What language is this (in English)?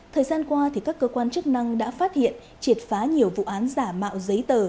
Vietnamese